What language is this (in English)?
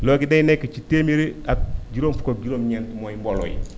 Wolof